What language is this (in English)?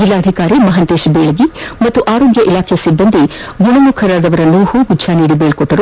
Kannada